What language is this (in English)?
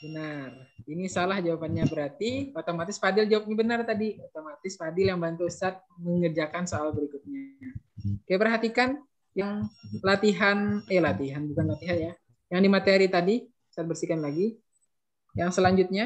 Indonesian